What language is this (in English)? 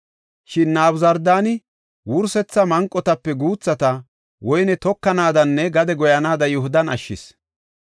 Gofa